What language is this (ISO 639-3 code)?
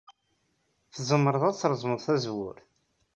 kab